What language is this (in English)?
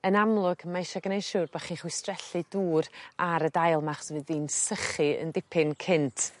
Welsh